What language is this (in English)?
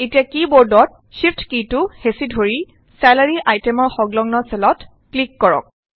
Assamese